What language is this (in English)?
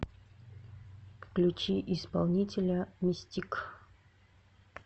Russian